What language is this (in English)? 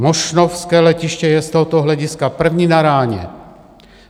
Czech